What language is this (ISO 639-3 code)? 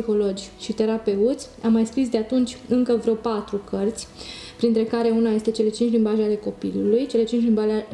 ron